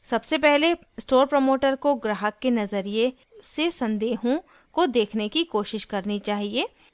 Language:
Hindi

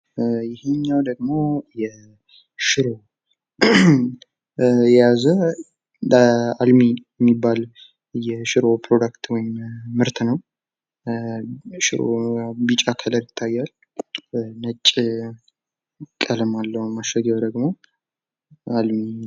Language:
Amharic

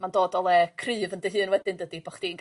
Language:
Welsh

